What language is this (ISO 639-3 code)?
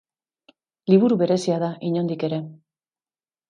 eus